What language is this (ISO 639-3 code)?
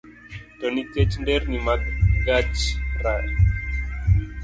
luo